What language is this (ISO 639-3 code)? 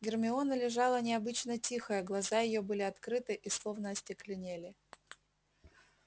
rus